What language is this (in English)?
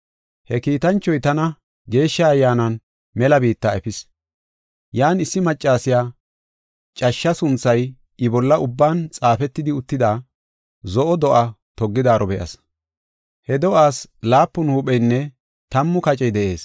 Gofa